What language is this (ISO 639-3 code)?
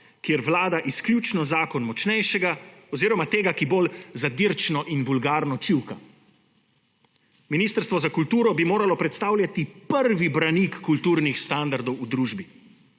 slv